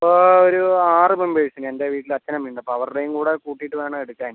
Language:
Malayalam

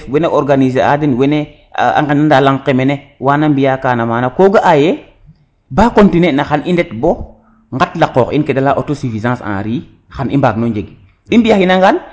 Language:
Serer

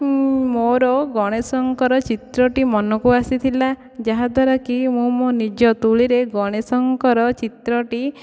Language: Odia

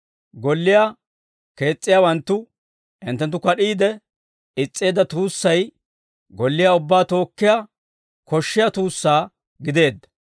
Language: Dawro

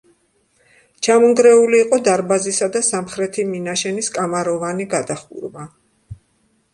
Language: Georgian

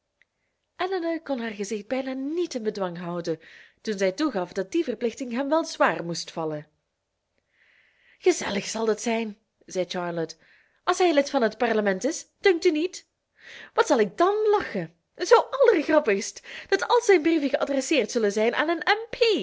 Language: Dutch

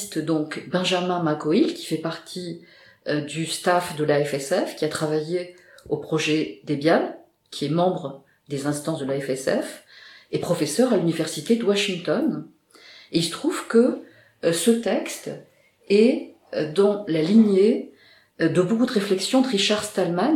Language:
French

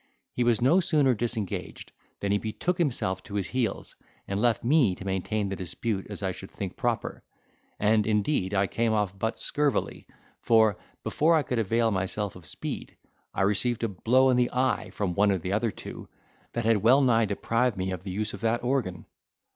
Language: English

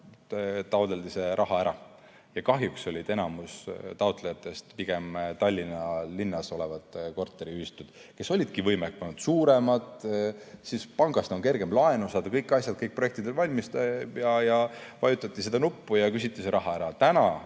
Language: Estonian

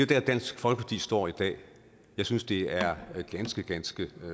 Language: Danish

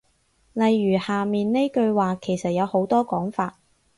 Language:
Cantonese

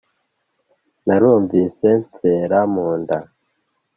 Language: Kinyarwanda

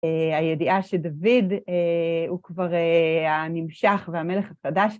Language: Hebrew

